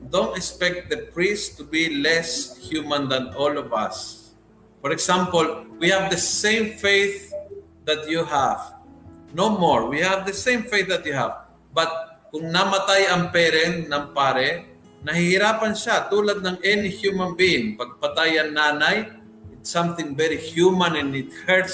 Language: Filipino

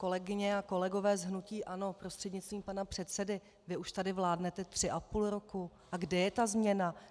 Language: Czech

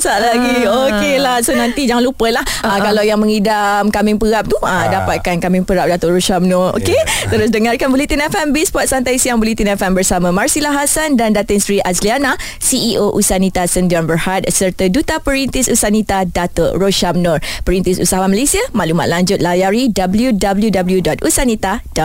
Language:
Malay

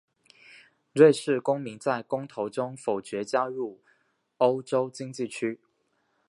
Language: Chinese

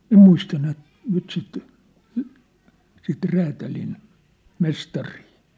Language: Finnish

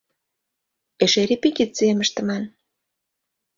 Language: Mari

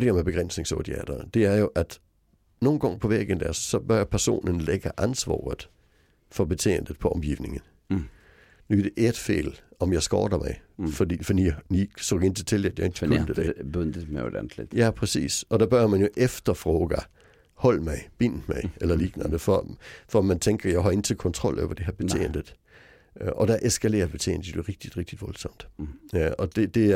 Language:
Swedish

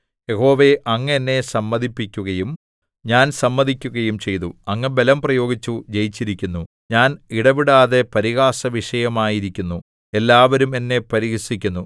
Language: Malayalam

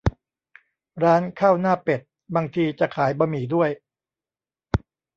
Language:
Thai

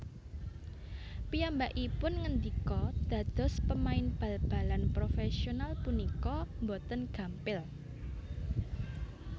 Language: Javanese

